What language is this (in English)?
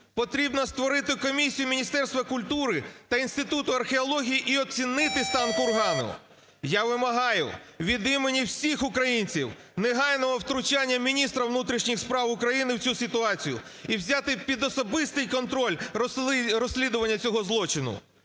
Ukrainian